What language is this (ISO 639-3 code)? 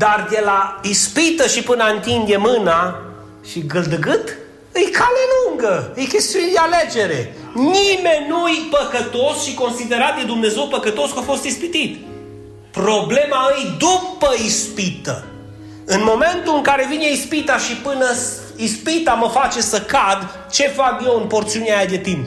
ron